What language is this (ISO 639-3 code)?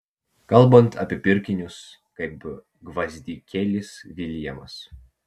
lit